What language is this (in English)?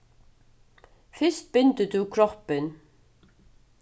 Faroese